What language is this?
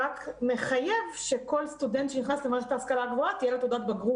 Hebrew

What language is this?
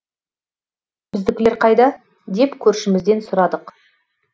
Kazakh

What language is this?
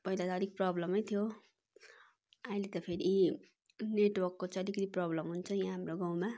Nepali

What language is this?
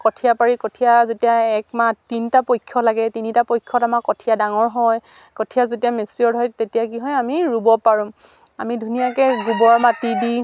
Assamese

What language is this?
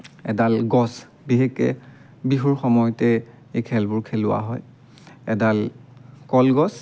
Assamese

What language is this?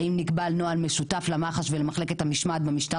Hebrew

